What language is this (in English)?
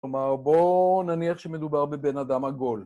Hebrew